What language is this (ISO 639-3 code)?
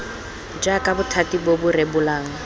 tsn